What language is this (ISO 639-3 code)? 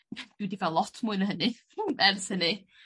cym